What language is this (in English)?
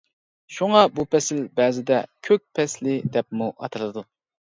Uyghur